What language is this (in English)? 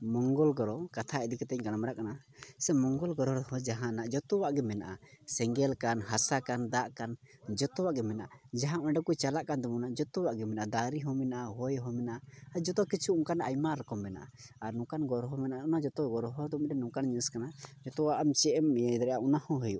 Santali